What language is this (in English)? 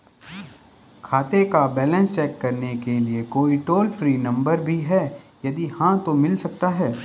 Hindi